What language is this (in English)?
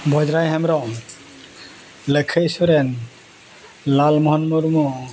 Santali